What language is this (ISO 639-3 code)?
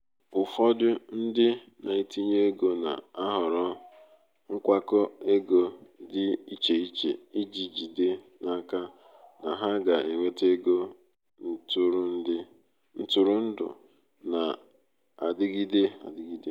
ibo